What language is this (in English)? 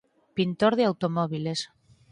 Galician